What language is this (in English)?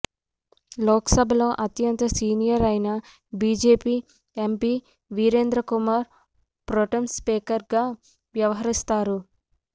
Telugu